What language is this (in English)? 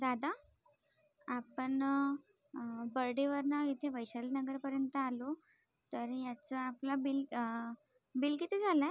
Marathi